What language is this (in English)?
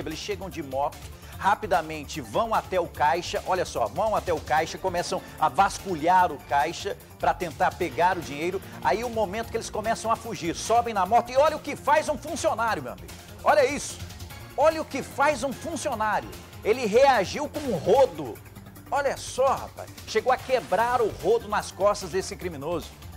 Portuguese